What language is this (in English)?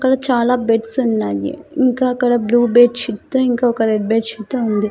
Telugu